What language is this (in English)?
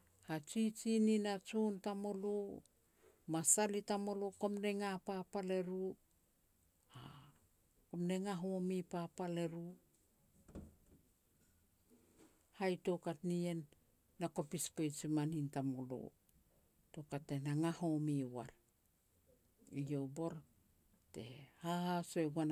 Petats